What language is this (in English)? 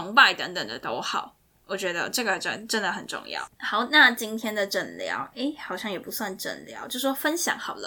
Chinese